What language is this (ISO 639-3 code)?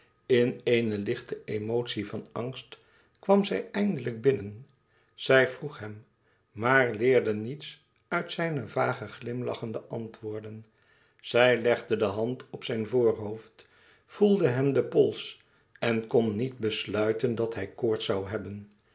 nld